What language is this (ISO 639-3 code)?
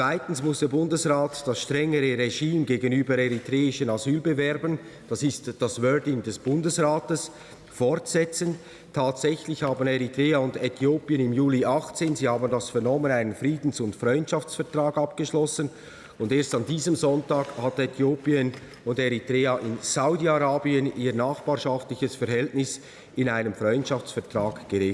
deu